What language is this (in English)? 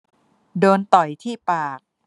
Thai